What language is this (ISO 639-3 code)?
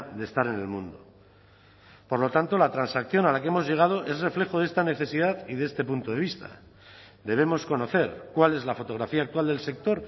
spa